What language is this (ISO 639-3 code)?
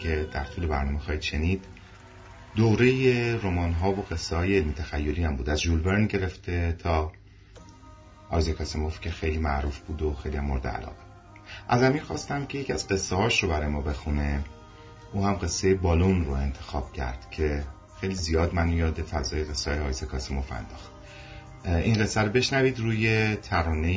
fas